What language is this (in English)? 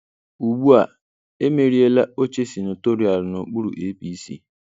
Igbo